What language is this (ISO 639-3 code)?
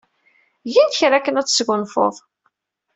kab